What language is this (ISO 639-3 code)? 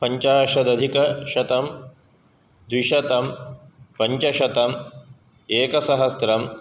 san